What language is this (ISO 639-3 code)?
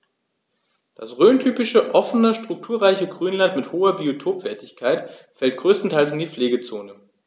deu